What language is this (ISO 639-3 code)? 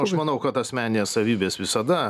lit